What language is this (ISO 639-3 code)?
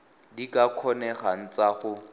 tsn